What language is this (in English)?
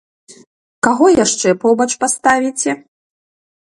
Belarusian